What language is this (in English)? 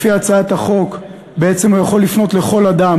Hebrew